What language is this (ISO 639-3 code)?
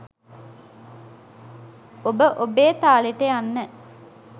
sin